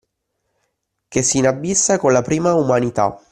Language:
Italian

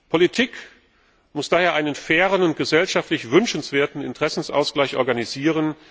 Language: German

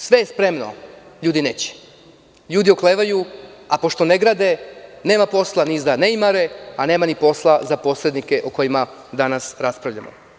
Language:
Serbian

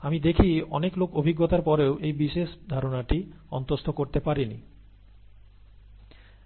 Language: Bangla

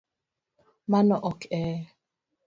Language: Luo (Kenya and Tanzania)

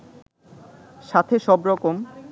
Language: Bangla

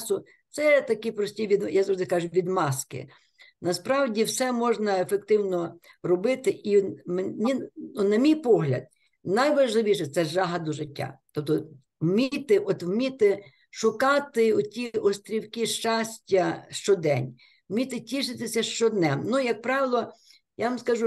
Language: Ukrainian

